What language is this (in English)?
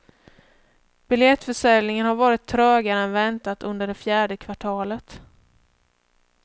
Swedish